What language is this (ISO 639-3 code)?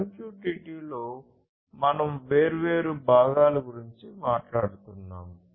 tel